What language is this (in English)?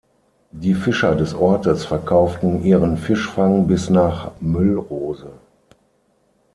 German